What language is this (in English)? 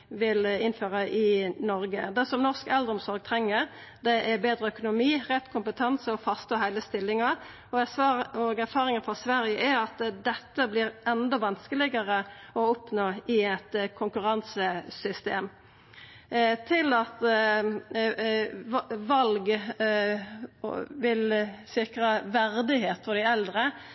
Norwegian Nynorsk